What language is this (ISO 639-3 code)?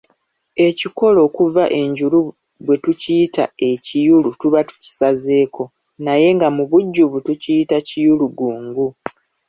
lug